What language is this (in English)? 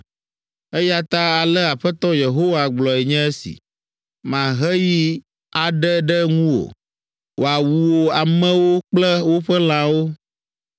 Ewe